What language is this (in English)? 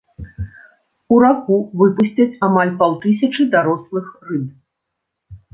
Belarusian